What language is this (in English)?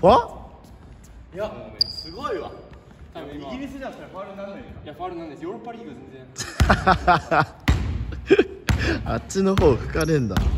Japanese